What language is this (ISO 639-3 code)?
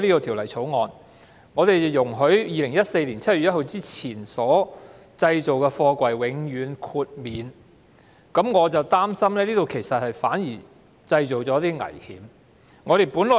yue